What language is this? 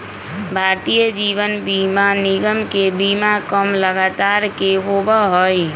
Magahi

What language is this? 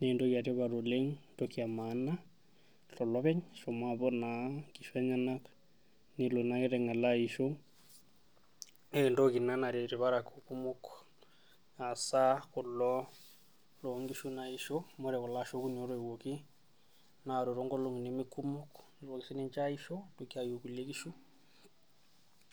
Masai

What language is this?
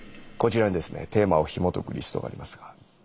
Japanese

